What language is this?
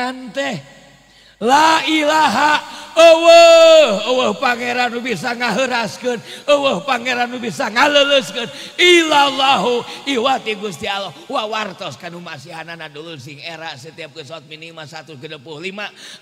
Indonesian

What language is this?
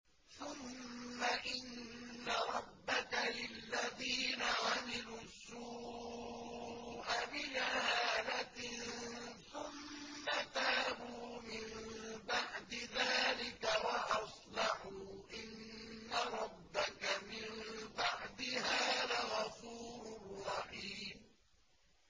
Arabic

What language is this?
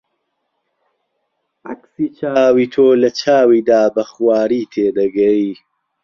Central Kurdish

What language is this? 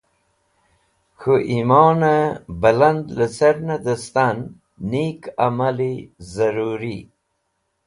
Wakhi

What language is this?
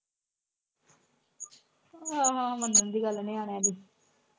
Punjabi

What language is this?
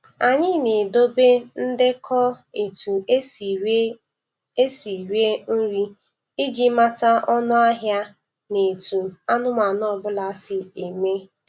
Igbo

